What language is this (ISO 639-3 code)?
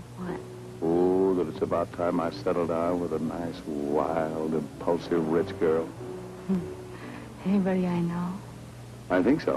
eng